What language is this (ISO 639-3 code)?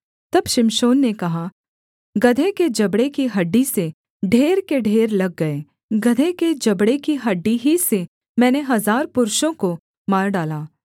hin